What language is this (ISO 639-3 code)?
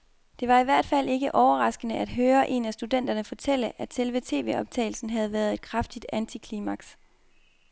dan